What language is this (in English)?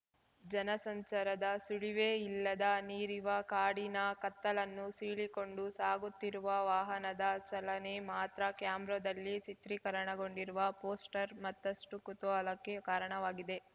Kannada